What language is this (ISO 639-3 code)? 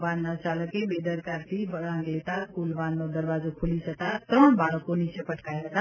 guj